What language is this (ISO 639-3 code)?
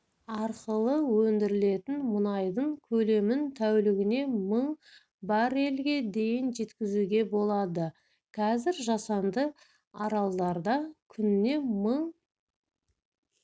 kaz